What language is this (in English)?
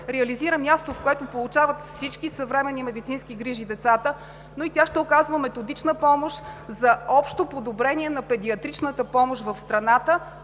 Bulgarian